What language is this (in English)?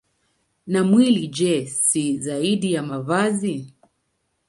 Swahili